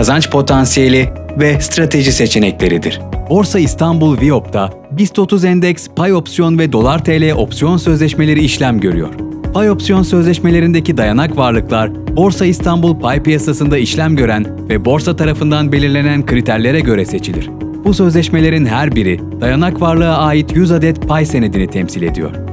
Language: Turkish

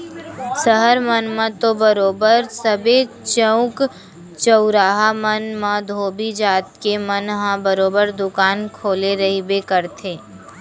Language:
Chhattisgarhi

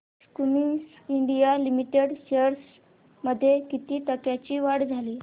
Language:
Marathi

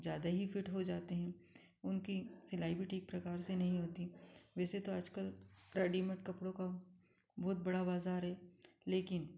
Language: Hindi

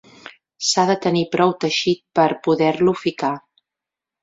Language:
Catalan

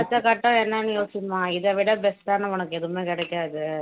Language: Tamil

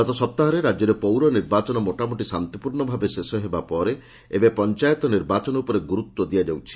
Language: Odia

